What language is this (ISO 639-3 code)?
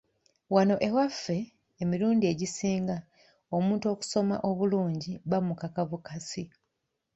lug